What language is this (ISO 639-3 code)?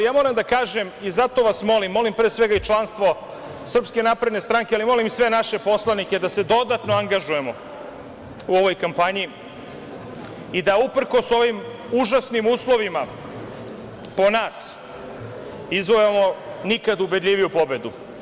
srp